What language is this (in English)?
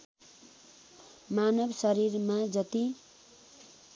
Nepali